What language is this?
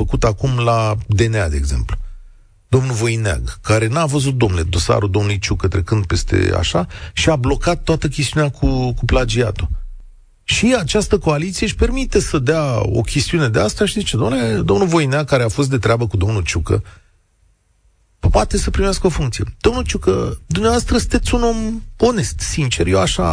Romanian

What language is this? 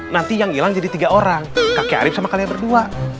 Indonesian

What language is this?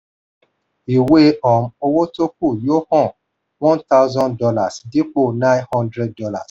Yoruba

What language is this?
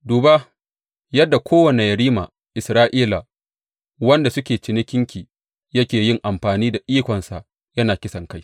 Hausa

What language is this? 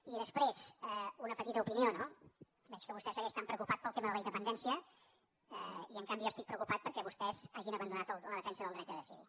Catalan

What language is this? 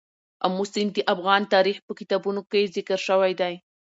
Pashto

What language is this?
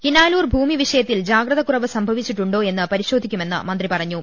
Malayalam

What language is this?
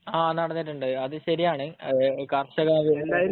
Malayalam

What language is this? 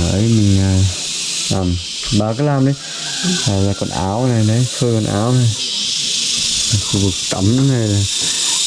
Vietnamese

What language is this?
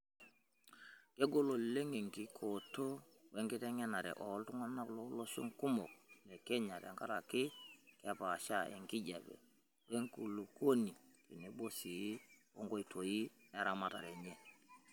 Masai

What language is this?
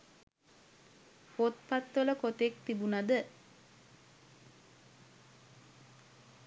Sinhala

